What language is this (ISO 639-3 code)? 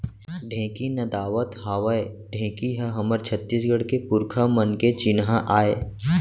hne